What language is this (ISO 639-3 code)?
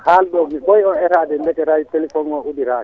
ful